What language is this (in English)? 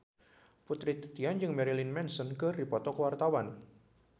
Sundanese